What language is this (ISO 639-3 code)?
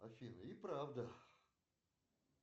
rus